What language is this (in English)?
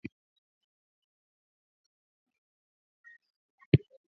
Swahili